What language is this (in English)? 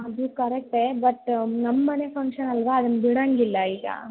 Kannada